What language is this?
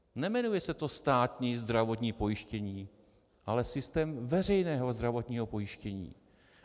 Czech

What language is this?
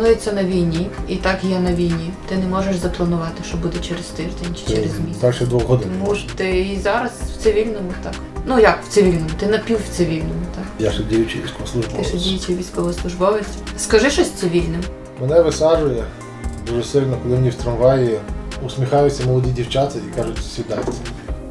Ukrainian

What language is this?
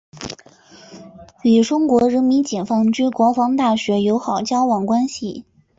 Chinese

